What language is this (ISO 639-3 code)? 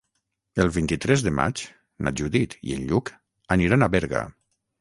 cat